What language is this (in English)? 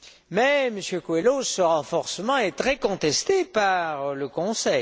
French